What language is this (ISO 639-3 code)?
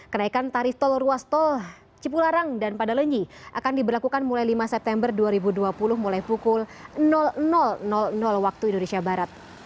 ind